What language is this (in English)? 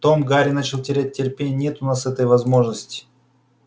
Russian